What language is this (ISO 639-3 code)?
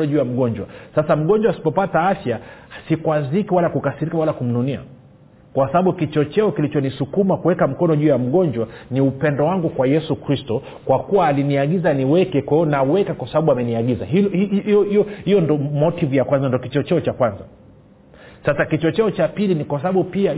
swa